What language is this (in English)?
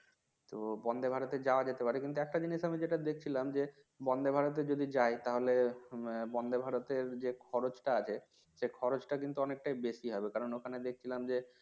Bangla